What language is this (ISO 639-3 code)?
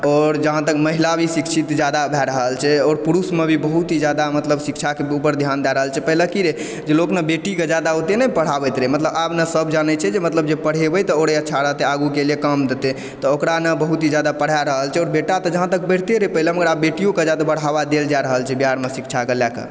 mai